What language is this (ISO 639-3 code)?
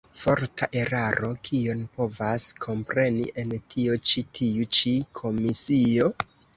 epo